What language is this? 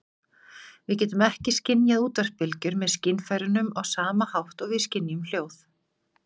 Icelandic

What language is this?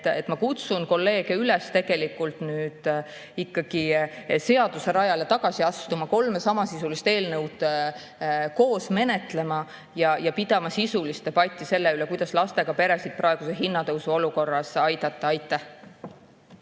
Estonian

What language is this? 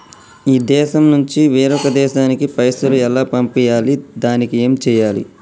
Telugu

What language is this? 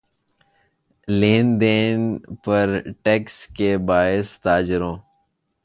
Urdu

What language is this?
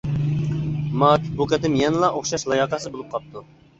Uyghur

